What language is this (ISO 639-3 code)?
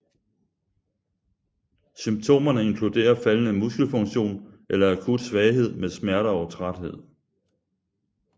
dan